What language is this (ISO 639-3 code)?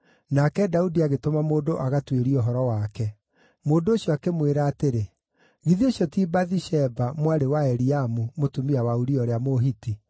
kik